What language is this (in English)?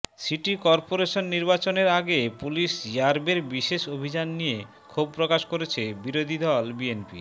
Bangla